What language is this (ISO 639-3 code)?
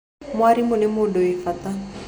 kik